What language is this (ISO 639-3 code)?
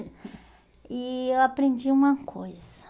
por